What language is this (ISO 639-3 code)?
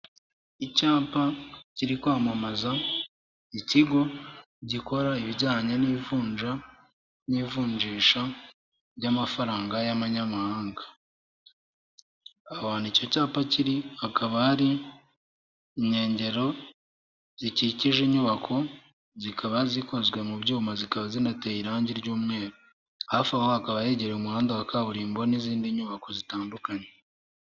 kin